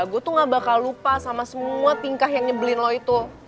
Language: Indonesian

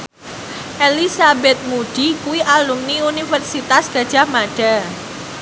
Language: Javanese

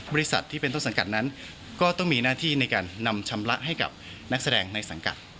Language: Thai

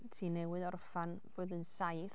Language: Welsh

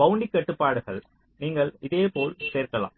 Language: Tamil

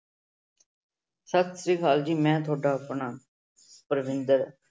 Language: Punjabi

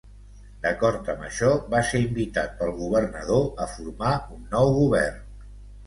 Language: Catalan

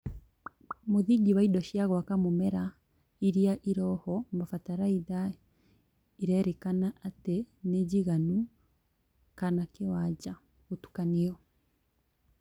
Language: Kikuyu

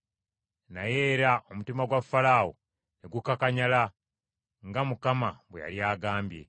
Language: Ganda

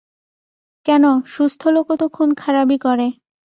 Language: Bangla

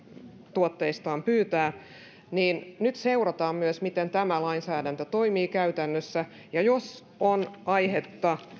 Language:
Finnish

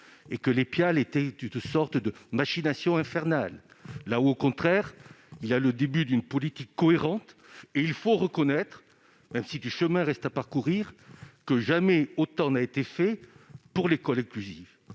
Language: French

